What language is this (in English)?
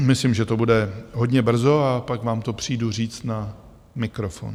Czech